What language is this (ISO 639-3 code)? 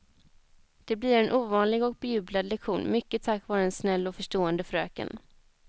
swe